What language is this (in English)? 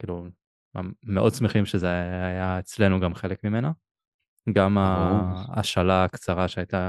Hebrew